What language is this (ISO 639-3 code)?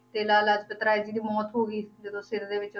pan